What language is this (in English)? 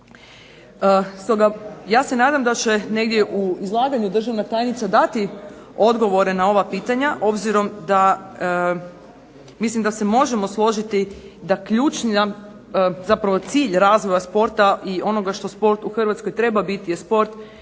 Croatian